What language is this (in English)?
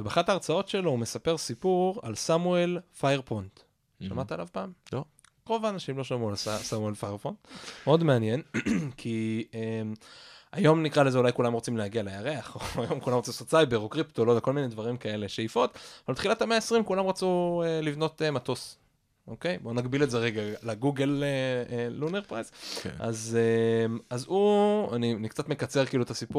Hebrew